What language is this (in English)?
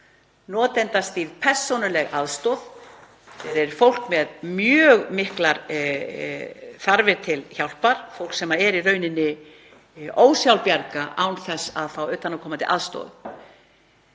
Icelandic